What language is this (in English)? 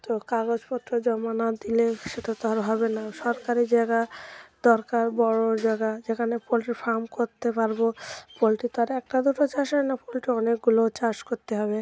Bangla